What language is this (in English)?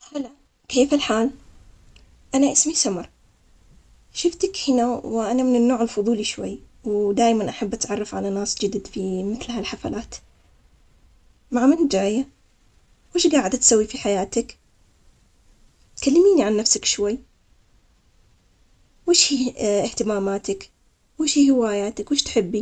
Omani Arabic